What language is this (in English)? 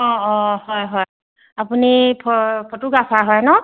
Assamese